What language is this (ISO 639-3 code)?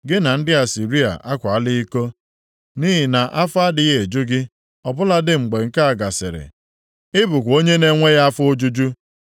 ibo